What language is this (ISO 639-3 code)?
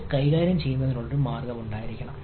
mal